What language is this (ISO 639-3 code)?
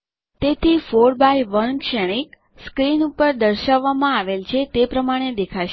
guj